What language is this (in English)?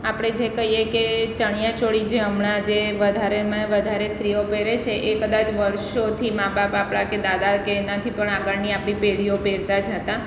Gujarati